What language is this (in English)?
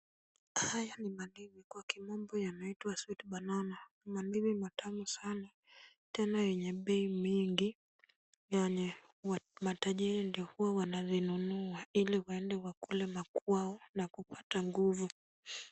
Swahili